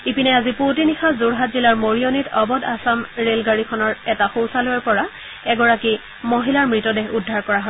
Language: Assamese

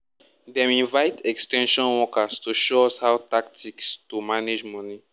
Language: Nigerian Pidgin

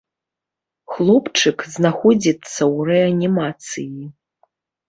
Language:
Belarusian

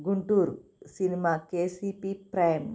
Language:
Telugu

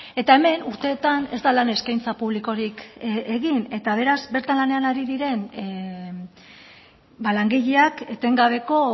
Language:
Basque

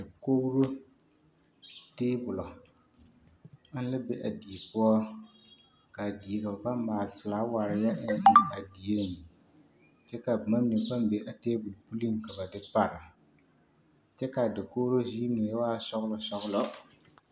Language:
Southern Dagaare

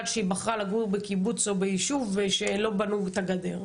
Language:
Hebrew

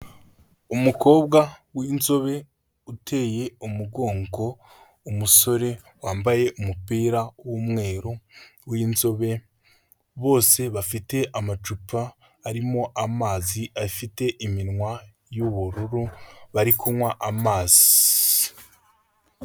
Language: Kinyarwanda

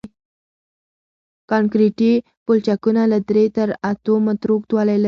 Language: Pashto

